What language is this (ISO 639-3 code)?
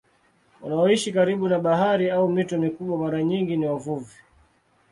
swa